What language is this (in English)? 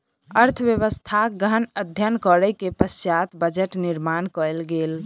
Maithili